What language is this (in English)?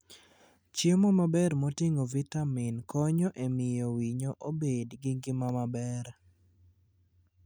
Luo (Kenya and Tanzania)